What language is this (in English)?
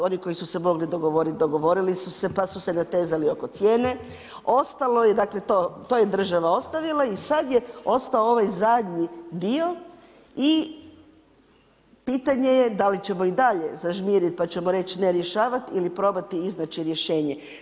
Croatian